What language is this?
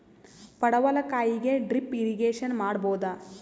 Kannada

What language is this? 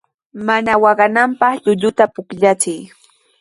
Sihuas Ancash Quechua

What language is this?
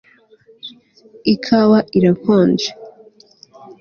Kinyarwanda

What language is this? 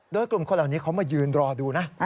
Thai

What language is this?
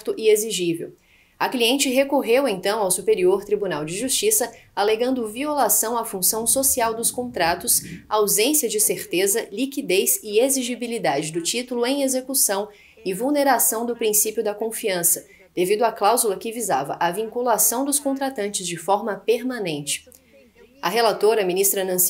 Portuguese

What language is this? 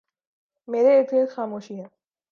Urdu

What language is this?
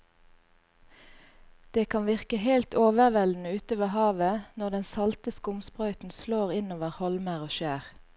Norwegian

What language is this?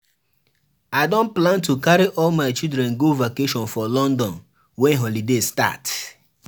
Nigerian Pidgin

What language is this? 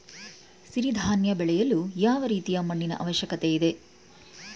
Kannada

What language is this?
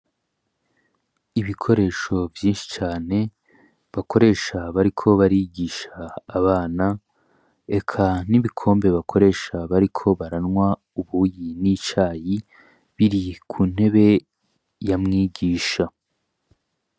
Rundi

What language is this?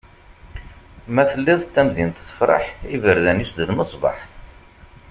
Kabyle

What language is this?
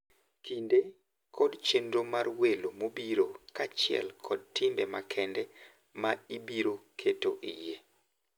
Luo (Kenya and Tanzania)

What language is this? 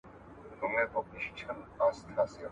Pashto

